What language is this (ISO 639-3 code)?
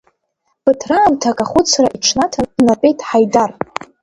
abk